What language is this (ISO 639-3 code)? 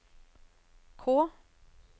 nor